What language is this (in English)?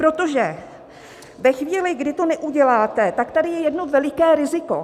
Czech